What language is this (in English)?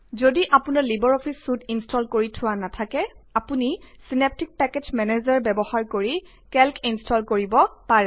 Assamese